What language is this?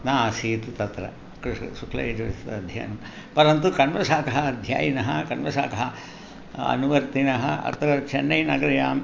Sanskrit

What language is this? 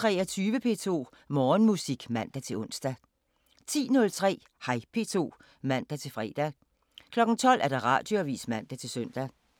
Danish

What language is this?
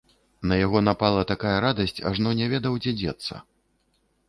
Belarusian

